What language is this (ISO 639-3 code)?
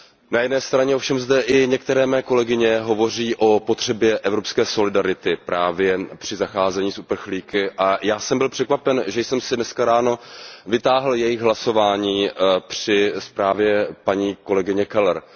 ces